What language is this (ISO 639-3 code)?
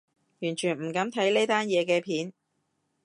yue